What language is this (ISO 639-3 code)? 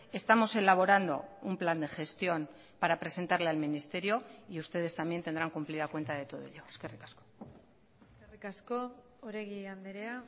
spa